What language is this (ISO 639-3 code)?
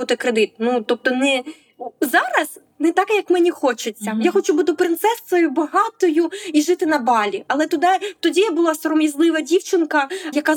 ukr